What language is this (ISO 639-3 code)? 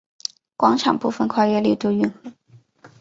zho